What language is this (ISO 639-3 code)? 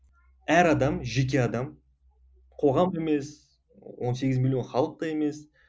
kaz